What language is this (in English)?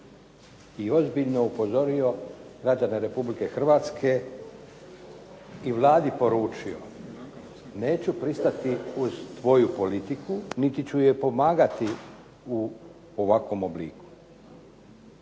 Croatian